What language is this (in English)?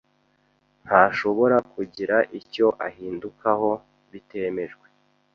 Kinyarwanda